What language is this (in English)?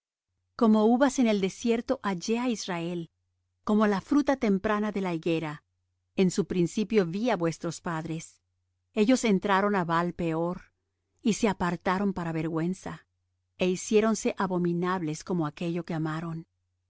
Spanish